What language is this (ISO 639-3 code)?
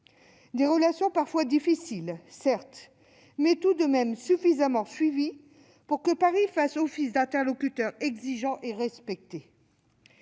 fra